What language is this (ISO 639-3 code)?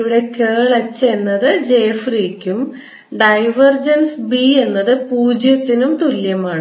mal